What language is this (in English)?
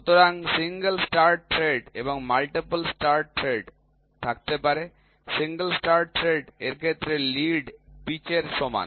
Bangla